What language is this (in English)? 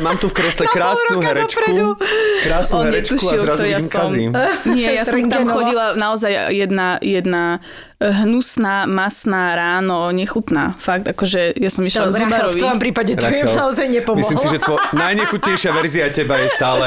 Slovak